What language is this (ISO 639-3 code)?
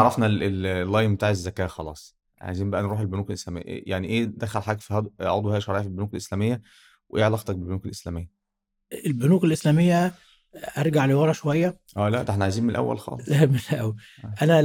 ara